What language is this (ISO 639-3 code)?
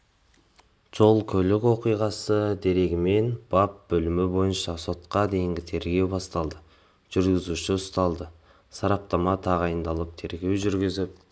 kaz